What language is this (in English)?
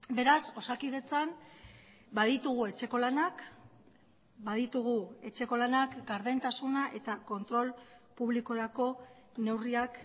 Basque